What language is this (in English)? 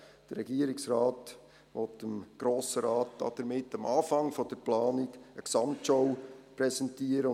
Swiss German